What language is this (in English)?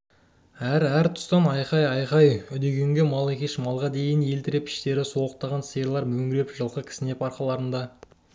Kazakh